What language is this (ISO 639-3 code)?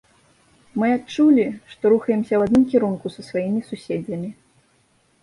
bel